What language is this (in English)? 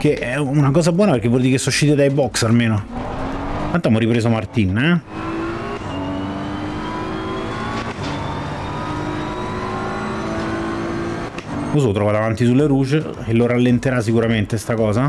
Italian